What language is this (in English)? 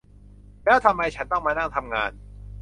Thai